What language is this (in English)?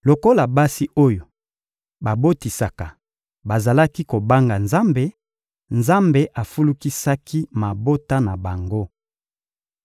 Lingala